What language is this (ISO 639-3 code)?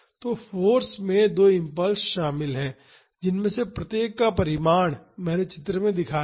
hin